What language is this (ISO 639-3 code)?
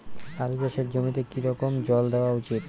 ben